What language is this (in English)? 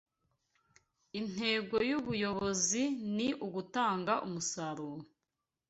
Kinyarwanda